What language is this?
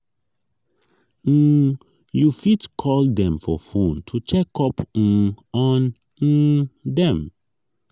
Nigerian Pidgin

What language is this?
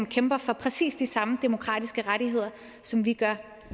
Danish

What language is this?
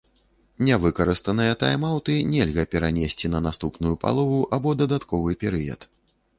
Belarusian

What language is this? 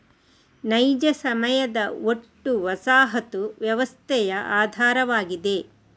Kannada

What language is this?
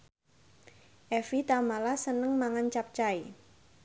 Javanese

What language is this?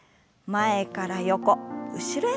Japanese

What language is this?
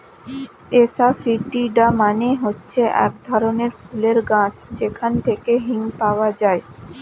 Bangla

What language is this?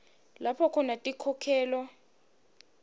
Swati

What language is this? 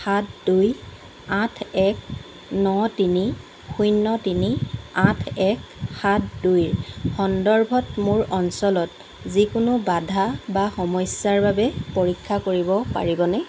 Assamese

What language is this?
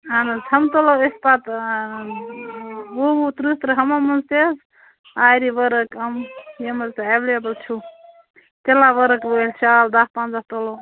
Kashmiri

